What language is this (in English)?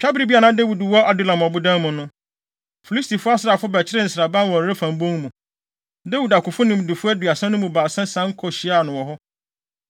Akan